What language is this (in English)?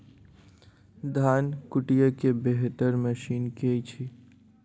Maithili